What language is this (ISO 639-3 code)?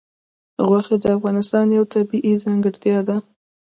pus